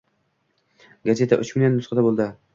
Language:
Uzbek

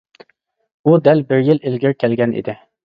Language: Uyghur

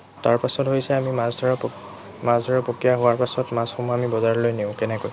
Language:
Assamese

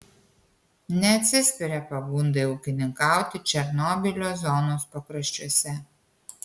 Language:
Lithuanian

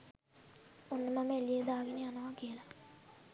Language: Sinhala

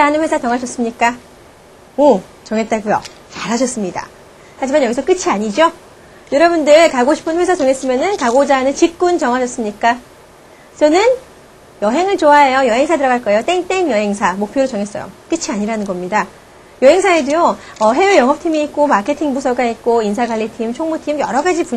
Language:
Korean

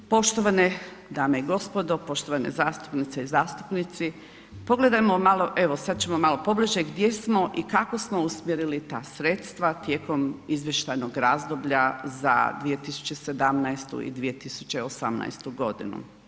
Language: Croatian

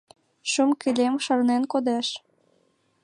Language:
Mari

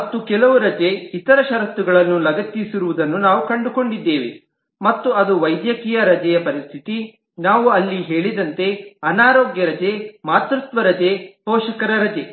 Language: Kannada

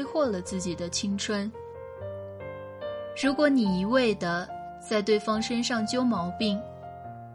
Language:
Chinese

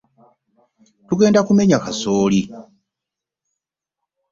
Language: Ganda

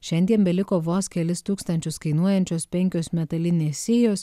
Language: Lithuanian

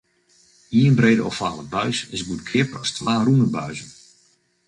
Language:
Western Frisian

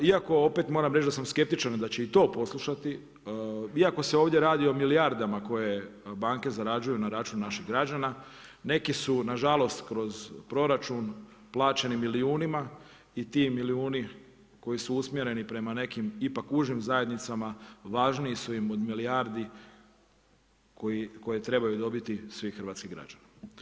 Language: Croatian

